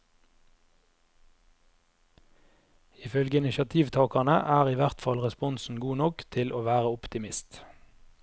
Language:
Norwegian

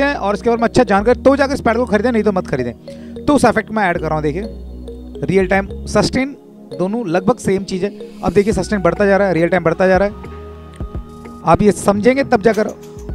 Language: Hindi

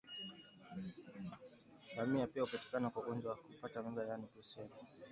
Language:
Swahili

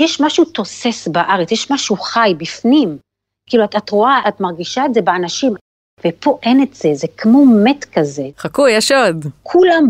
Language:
Hebrew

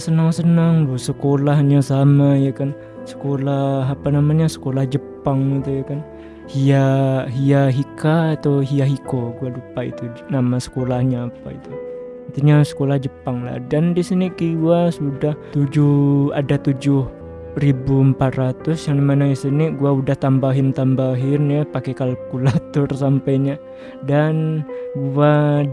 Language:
Indonesian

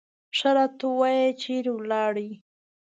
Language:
Pashto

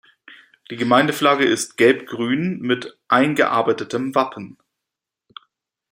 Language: German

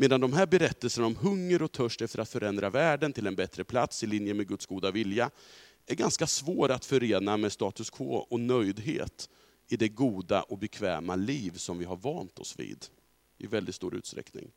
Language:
Swedish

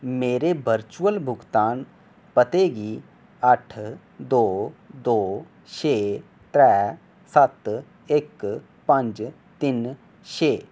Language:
Dogri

